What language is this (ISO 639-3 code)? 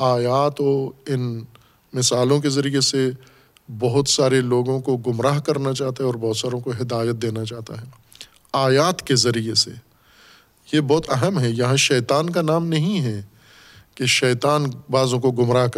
urd